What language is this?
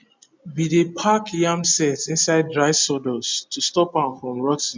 Nigerian Pidgin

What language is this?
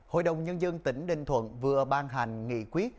Vietnamese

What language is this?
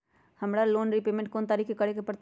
Magahi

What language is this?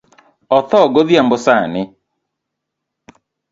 Luo (Kenya and Tanzania)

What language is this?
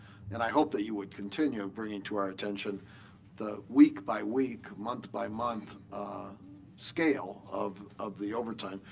English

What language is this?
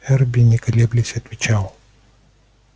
Russian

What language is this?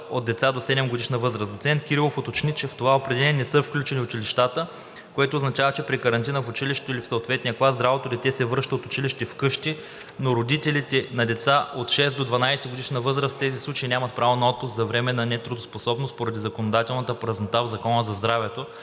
Bulgarian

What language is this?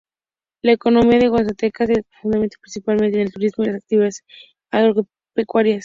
Spanish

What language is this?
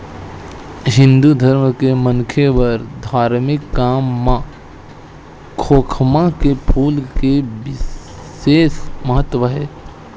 Chhattisgarhi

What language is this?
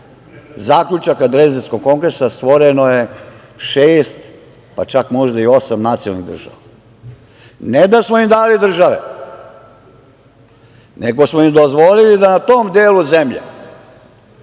Serbian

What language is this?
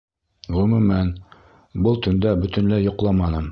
Bashkir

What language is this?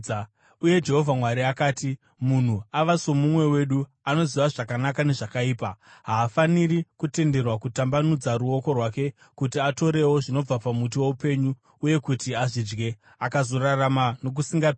Shona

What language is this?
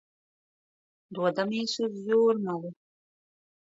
Latvian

